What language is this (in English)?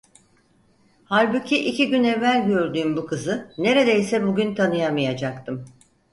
Turkish